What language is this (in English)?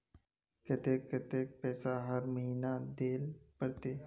Magahi